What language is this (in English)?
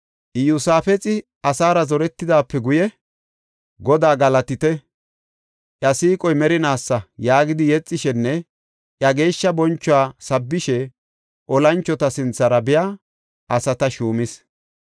Gofa